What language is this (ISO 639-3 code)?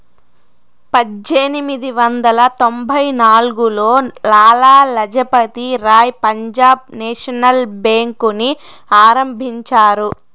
tel